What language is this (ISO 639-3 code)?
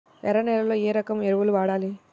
tel